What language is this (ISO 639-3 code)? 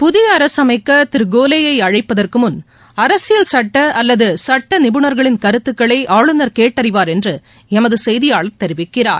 tam